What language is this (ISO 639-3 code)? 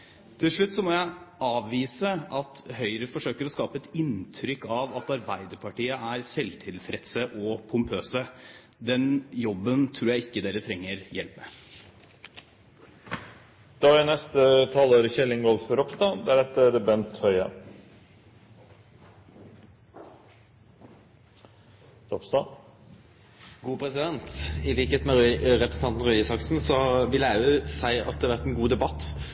nor